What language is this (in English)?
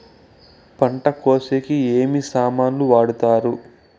Telugu